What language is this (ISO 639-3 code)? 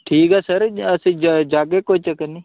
doi